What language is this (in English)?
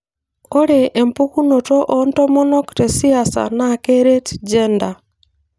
Masai